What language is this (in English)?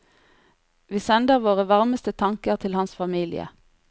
Norwegian